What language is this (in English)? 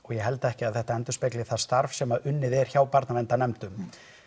Icelandic